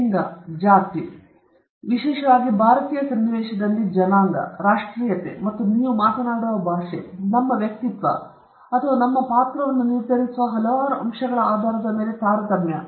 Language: Kannada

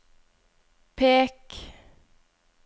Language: Norwegian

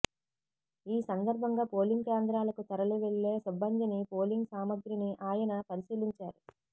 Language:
Telugu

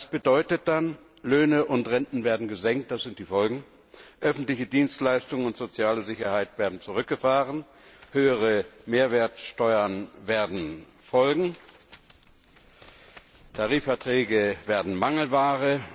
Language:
German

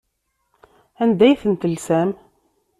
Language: Kabyle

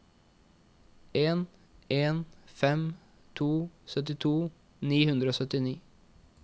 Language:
Norwegian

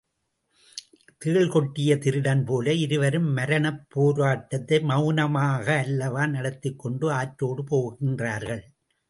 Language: Tamil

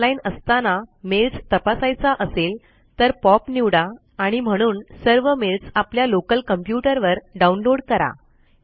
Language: Marathi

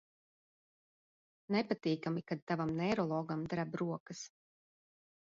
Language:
Latvian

